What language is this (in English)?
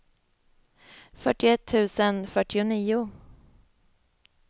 Swedish